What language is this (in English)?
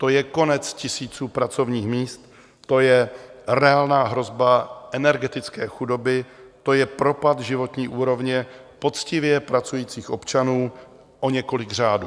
Czech